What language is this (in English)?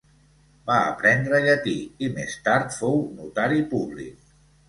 Catalan